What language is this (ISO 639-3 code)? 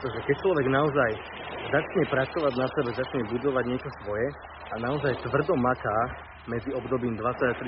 slk